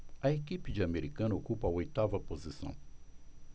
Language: Portuguese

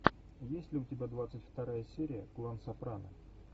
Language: Russian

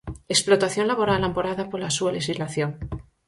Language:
Galician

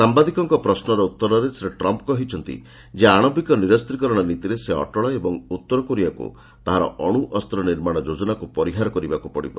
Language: Odia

